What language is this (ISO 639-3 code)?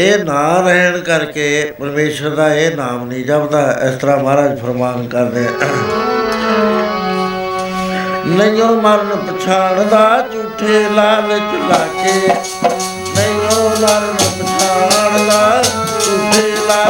pan